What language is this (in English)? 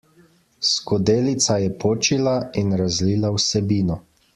Slovenian